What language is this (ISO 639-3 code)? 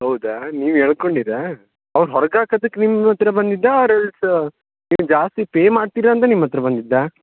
kan